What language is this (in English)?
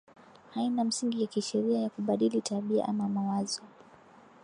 Swahili